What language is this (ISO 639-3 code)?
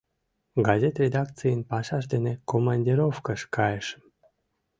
chm